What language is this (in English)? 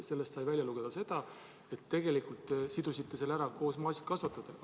Estonian